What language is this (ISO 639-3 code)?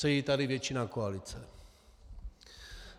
ces